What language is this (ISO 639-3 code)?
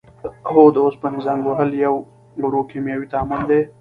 pus